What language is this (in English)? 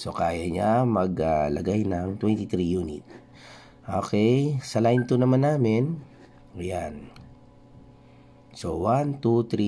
Filipino